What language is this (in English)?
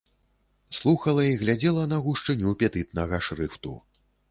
Belarusian